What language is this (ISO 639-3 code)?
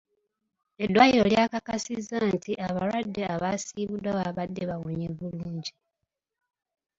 lug